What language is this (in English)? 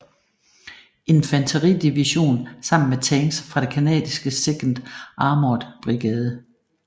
Danish